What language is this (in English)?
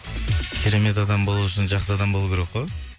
Kazakh